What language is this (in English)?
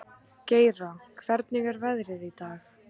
Icelandic